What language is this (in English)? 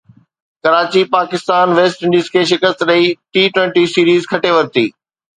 Sindhi